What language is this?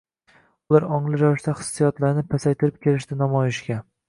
Uzbek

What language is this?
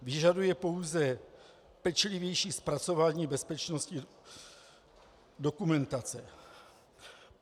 Czech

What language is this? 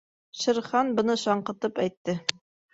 Bashkir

